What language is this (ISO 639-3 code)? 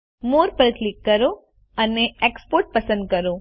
guj